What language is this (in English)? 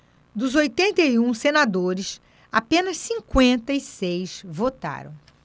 Portuguese